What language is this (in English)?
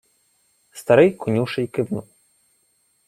Ukrainian